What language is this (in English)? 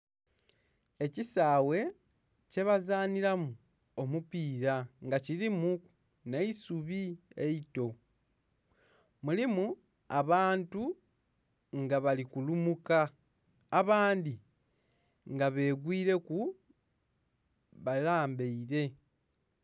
Soga